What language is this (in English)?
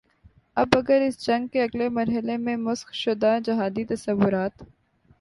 Urdu